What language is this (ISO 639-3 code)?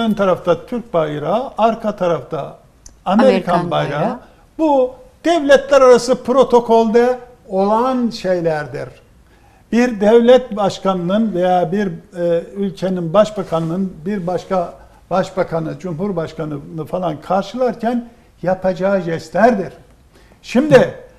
tur